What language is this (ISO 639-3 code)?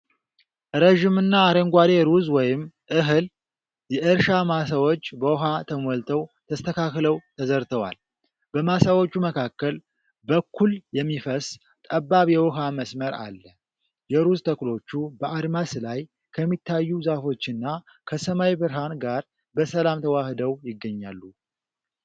amh